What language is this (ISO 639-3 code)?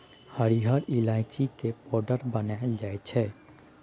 mai